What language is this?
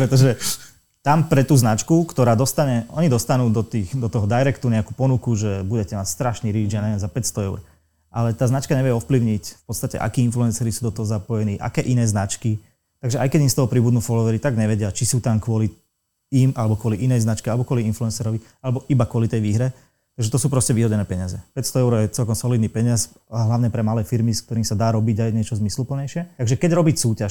Slovak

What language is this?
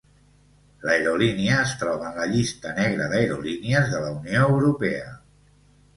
Catalan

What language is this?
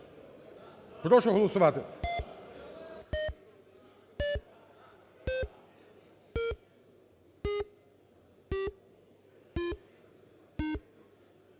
Ukrainian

